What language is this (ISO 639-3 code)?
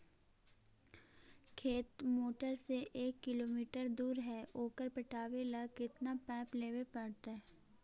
mag